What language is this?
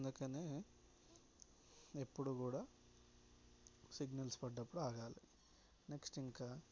Telugu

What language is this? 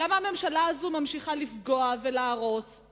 Hebrew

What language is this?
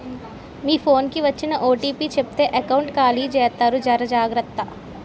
Telugu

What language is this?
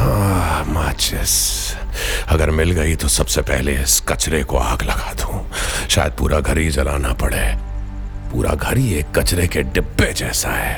Hindi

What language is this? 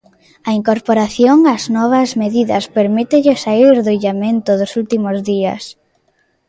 Galician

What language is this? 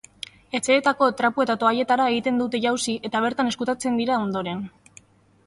Basque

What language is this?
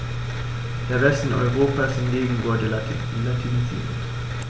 German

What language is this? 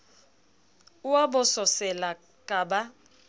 Southern Sotho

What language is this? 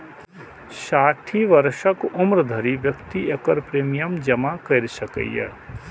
Maithili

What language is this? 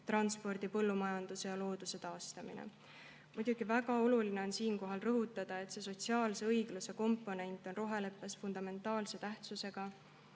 Estonian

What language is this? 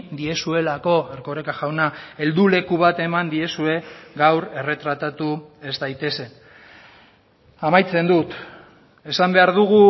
Basque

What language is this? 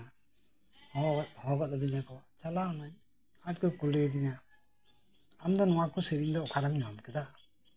Santali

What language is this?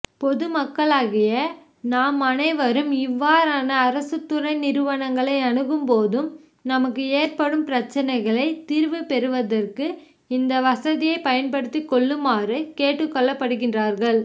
Tamil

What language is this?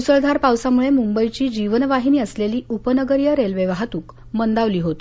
Marathi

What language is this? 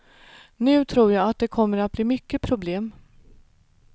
Swedish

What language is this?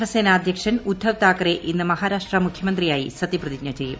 Malayalam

